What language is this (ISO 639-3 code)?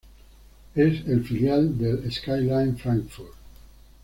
spa